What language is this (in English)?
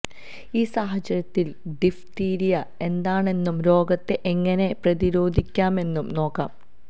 Malayalam